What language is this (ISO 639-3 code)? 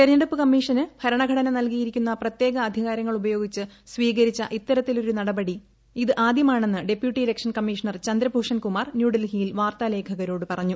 mal